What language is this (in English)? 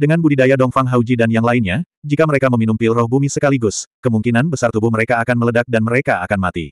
Indonesian